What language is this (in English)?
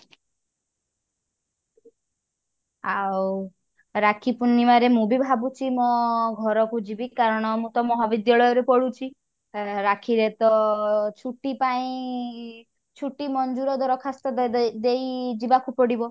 Odia